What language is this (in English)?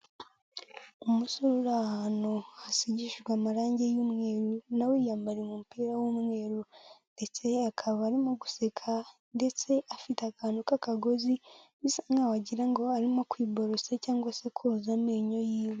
Kinyarwanda